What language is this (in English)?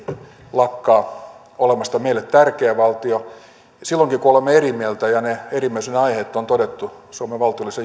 Finnish